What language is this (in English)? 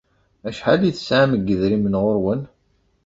Kabyle